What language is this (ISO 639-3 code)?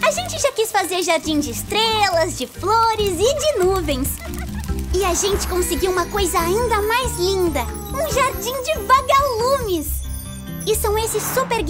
por